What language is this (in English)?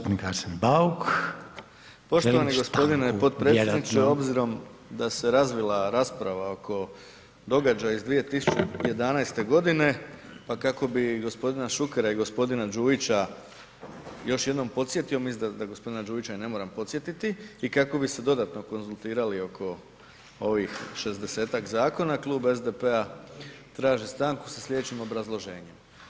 Croatian